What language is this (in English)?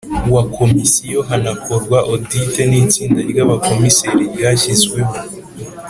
Kinyarwanda